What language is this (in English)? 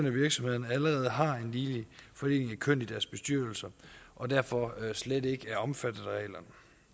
Danish